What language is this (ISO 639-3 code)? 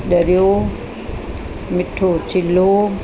snd